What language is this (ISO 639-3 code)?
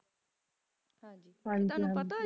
pan